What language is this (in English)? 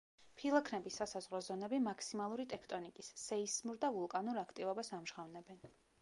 Georgian